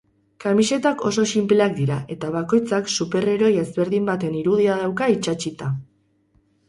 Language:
Basque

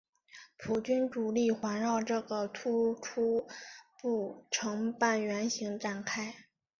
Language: Chinese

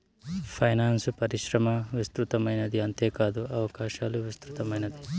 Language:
Telugu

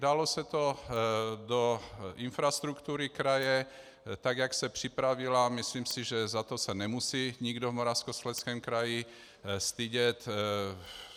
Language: Czech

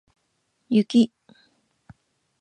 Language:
Japanese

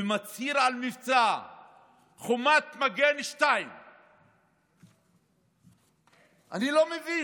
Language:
Hebrew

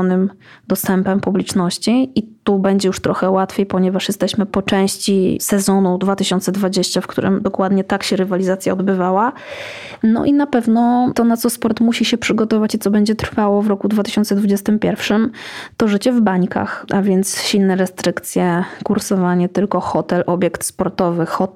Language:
Polish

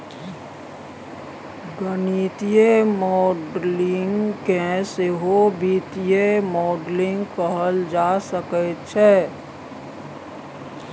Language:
Maithili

